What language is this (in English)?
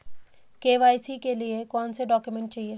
Hindi